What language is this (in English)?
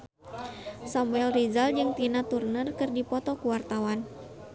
Sundanese